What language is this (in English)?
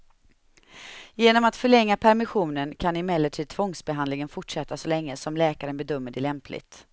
Swedish